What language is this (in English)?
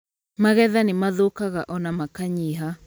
Kikuyu